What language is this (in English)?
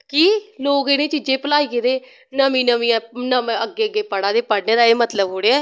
Dogri